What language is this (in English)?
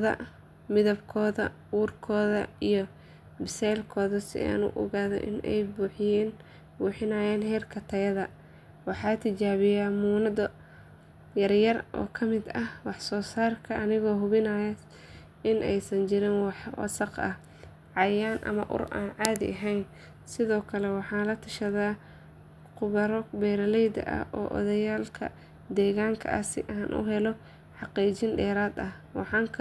Somali